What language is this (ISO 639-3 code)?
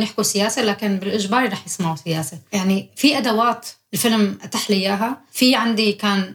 ara